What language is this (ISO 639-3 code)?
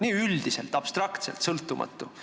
est